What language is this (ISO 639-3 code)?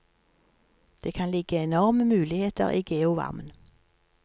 nor